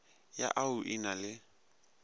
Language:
Northern Sotho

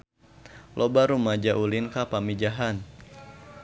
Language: Sundanese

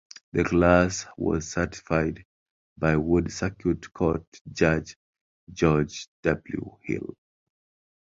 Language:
English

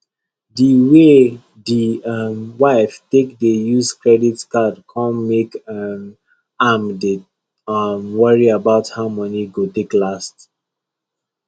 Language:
Nigerian Pidgin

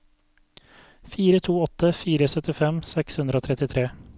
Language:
Norwegian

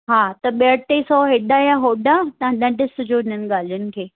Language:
Sindhi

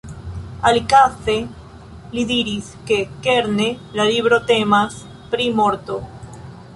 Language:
Esperanto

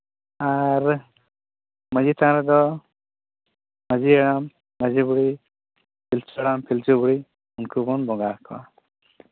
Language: Santali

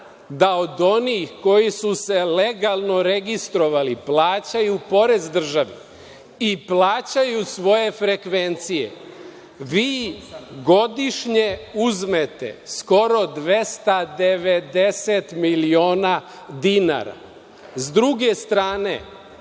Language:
Serbian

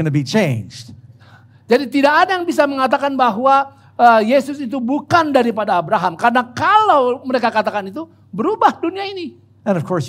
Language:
Indonesian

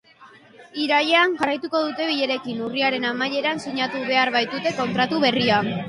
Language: Basque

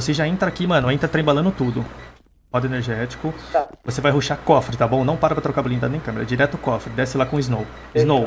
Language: Portuguese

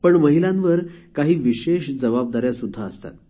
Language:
Marathi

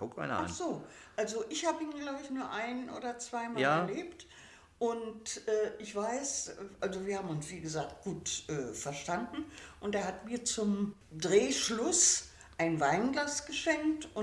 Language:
German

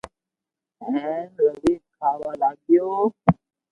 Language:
Loarki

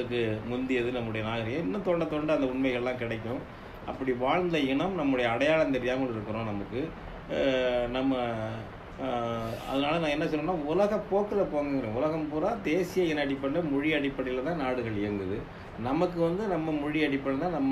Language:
Arabic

